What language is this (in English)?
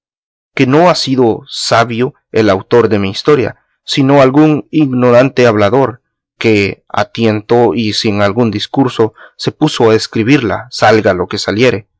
Spanish